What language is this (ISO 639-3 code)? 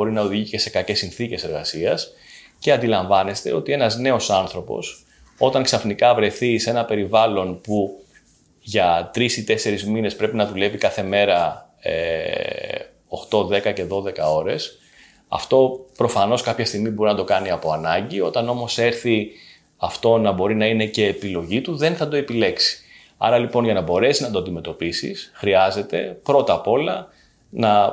ell